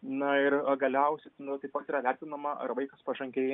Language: Lithuanian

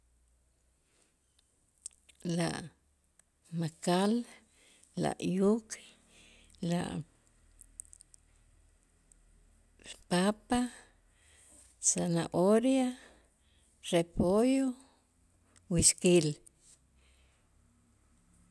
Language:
Itzá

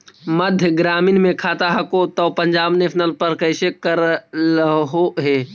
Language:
Magahi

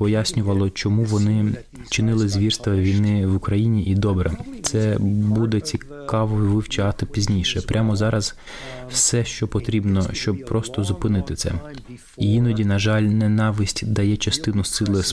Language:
Ukrainian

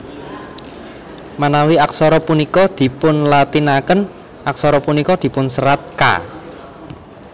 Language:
Javanese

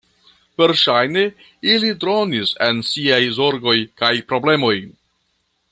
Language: Esperanto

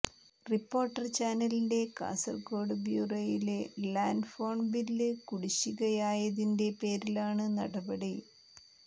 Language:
Malayalam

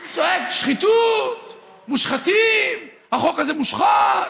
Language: Hebrew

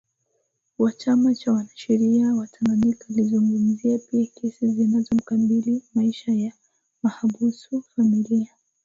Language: Swahili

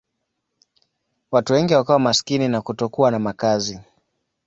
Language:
Swahili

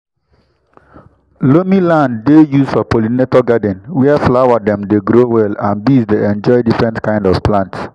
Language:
Nigerian Pidgin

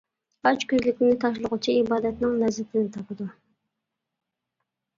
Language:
Uyghur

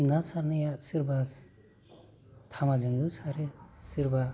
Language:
Bodo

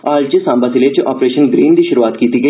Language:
Dogri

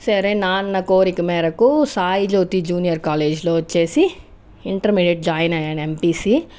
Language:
Telugu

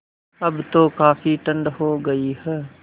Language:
Hindi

